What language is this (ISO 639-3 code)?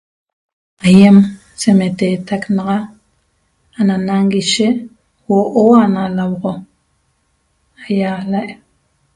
tob